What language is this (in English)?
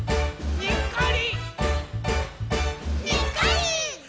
Japanese